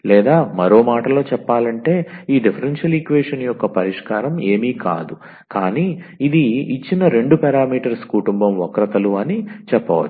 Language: Telugu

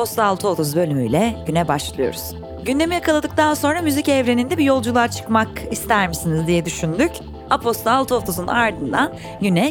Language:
Turkish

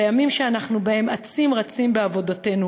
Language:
Hebrew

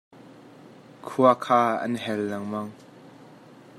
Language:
Hakha Chin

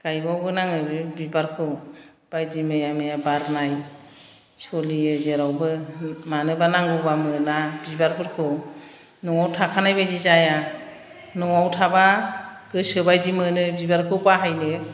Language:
Bodo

